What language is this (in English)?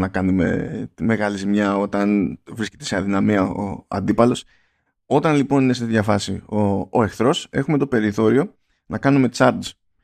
Greek